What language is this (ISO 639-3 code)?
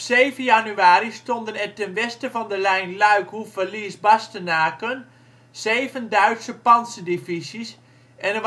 nld